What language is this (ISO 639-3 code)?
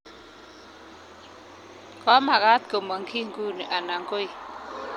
kln